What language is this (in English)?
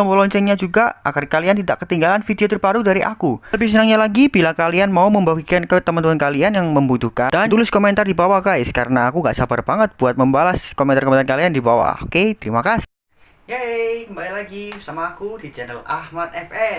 Indonesian